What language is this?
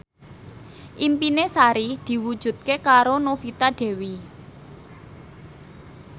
Javanese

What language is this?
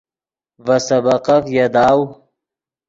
Yidgha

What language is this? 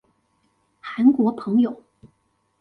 Chinese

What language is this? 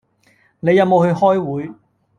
Cantonese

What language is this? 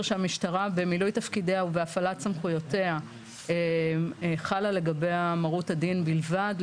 Hebrew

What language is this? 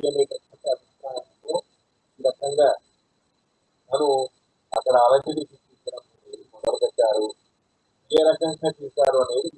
Indonesian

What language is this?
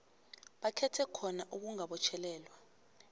South Ndebele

